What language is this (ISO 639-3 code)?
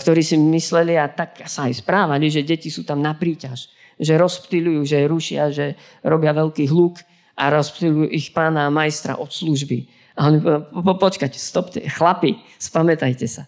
slk